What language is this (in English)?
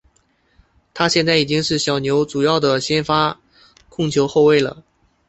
Chinese